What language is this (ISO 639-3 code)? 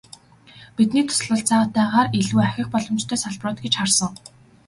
mon